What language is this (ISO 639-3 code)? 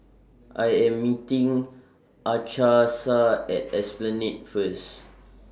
eng